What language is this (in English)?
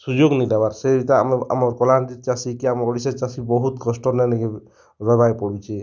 Odia